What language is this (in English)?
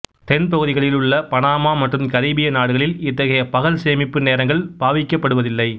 Tamil